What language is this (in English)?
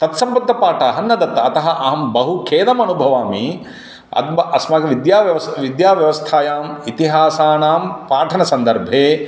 Sanskrit